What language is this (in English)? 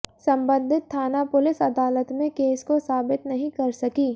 Hindi